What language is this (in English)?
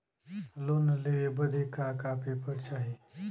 Bhojpuri